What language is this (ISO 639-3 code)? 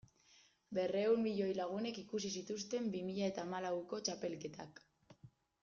eus